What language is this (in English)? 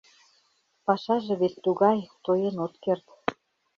Mari